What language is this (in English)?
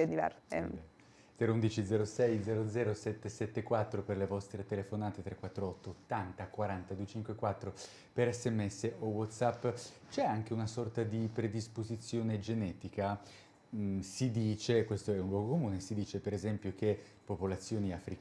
Italian